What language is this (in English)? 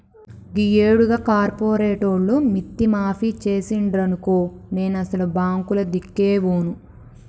Telugu